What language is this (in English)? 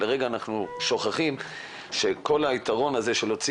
Hebrew